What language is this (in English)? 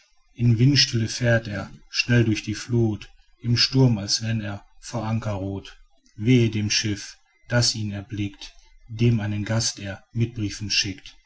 German